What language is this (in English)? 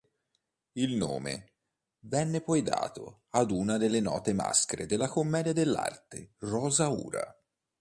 Italian